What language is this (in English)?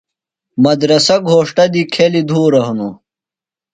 Phalura